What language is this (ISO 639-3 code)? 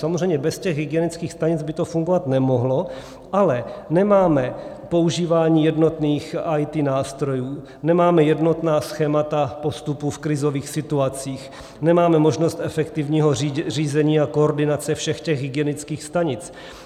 ces